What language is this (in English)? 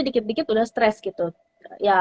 Indonesian